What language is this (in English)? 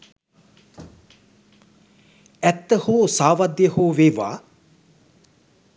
Sinhala